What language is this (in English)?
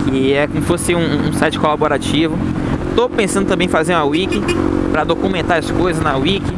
Portuguese